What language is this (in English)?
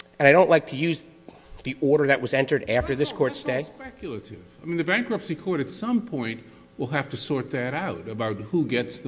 English